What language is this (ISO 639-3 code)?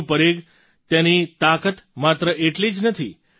guj